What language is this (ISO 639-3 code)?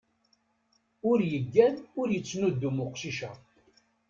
kab